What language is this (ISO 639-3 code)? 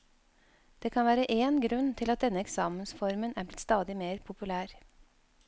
nor